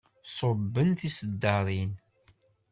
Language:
Kabyle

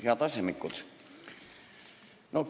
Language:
Estonian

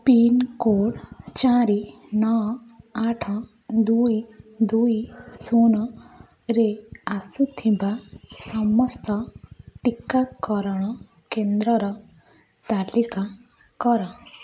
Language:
Odia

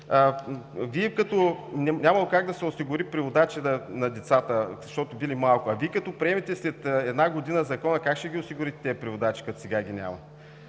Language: Bulgarian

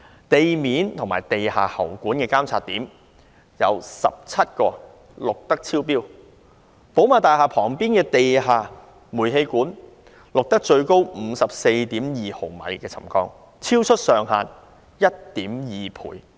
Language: Cantonese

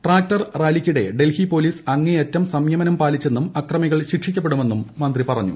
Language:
Malayalam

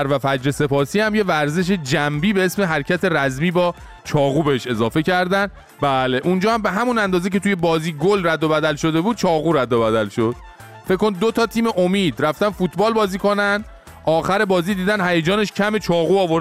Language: Persian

